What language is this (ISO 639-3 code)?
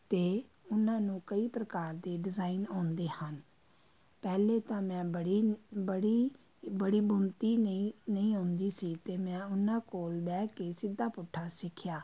pan